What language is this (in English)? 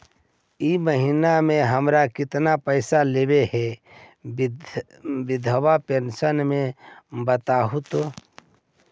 Magahi